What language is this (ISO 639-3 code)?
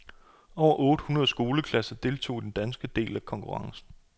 dan